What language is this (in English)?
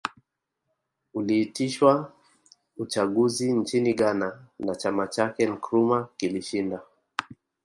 Swahili